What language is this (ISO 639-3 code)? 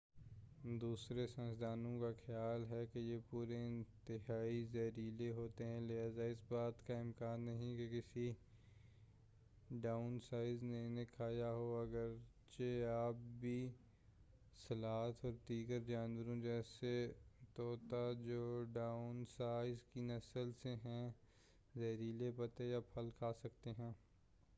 urd